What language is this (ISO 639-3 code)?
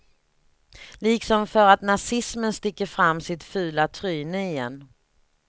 swe